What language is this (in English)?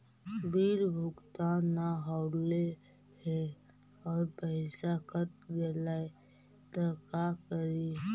Magahi